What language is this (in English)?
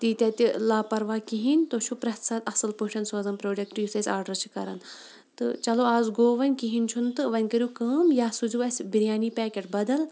Kashmiri